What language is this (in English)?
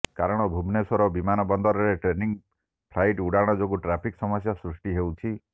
Odia